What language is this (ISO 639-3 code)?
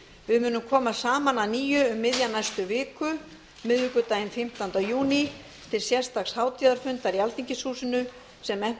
isl